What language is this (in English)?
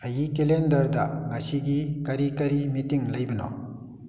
Manipuri